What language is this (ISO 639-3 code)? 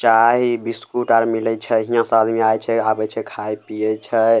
mai